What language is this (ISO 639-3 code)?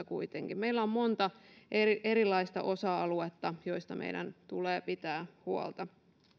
fin